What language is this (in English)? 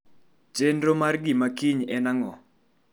Luo (Kenya and Tanzania)